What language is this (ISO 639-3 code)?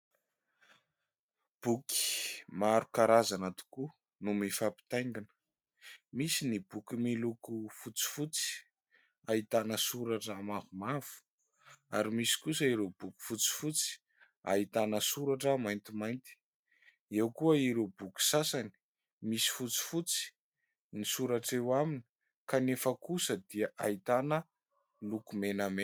mlg